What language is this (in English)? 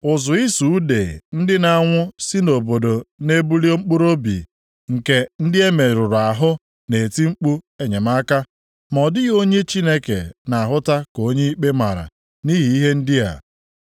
Igbo